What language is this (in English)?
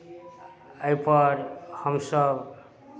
Maithili